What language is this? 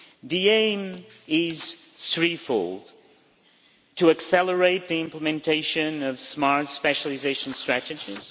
English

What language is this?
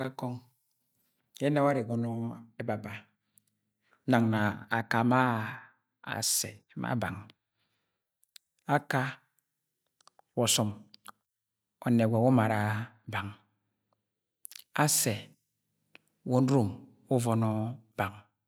Agwagwune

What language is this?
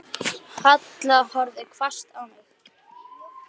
Icelandic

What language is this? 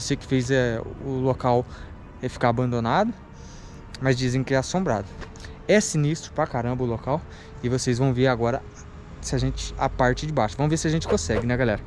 Portuguese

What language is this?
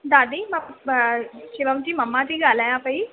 Sindhi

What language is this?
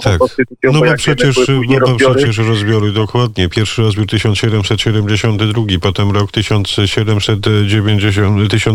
Polish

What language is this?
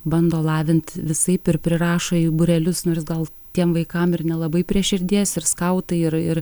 Lithuanian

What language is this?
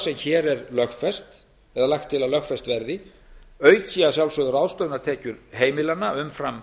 Icelandic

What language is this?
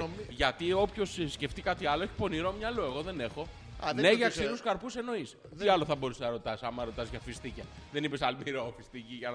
Greek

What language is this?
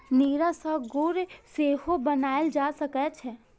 Maithili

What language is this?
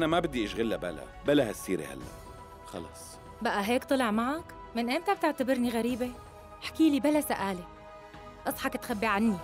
Arabic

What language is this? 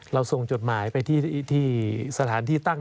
Thai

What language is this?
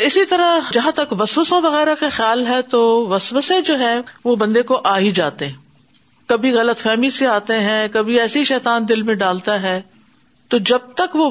Urdu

